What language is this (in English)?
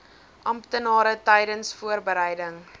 Afrikaans